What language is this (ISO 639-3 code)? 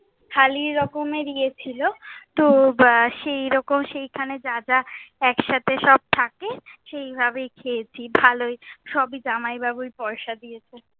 ben